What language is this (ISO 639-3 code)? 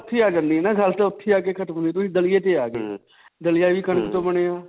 pan